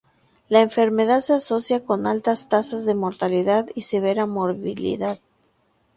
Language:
Spanish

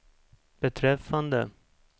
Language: Swedish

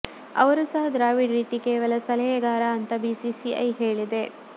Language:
Kannada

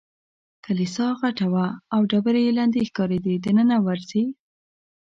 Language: Pashto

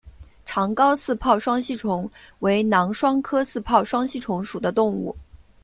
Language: Chinese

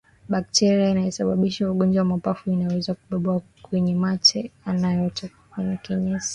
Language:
Swahili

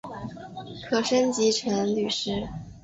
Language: Chinese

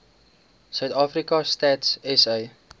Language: Afrikaans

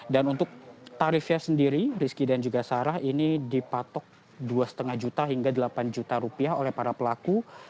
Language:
Indonesian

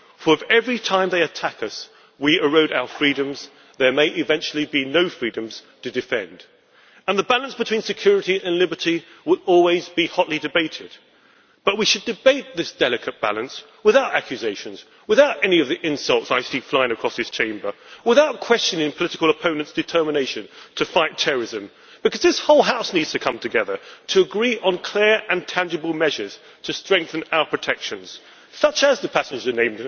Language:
English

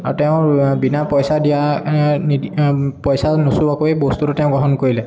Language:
Assamese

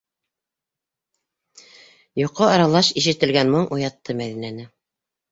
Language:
Bashkir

